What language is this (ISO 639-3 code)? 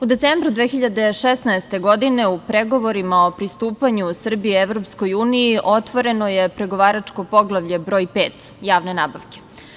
srp